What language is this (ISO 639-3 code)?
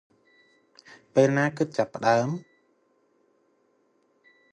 khm